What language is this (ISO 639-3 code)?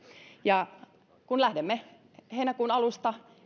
fin